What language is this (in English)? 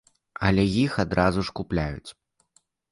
Belarusian